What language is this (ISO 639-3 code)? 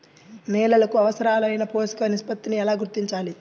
tel